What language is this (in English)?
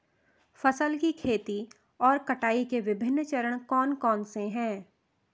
Hindi